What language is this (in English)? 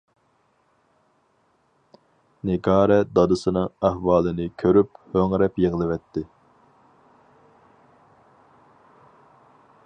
Uyghur